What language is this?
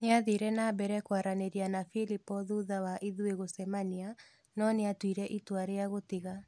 Kikuyu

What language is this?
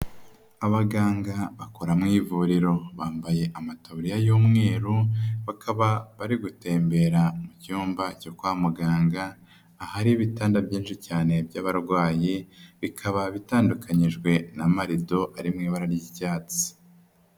Kinyarwanda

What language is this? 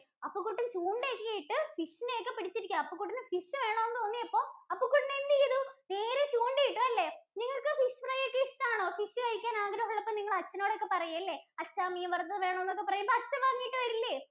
Malayalam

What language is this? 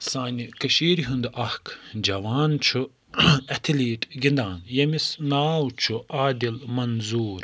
Kashmiri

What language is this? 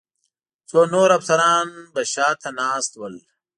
Pashto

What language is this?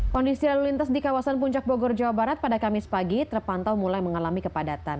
Indonesian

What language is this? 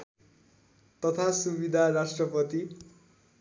Nepali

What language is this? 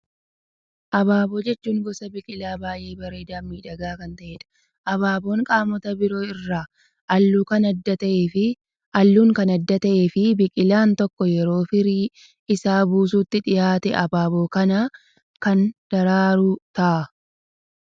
Oromo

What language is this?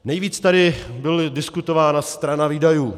Czech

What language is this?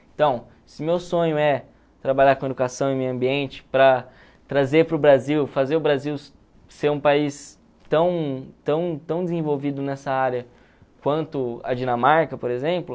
Portuguese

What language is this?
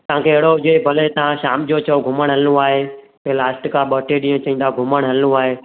Sindhi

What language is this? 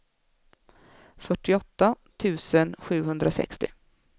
Swedish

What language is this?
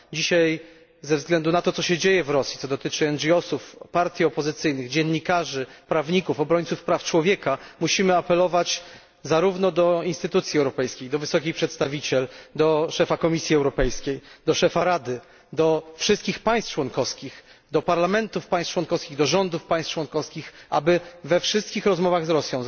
Polish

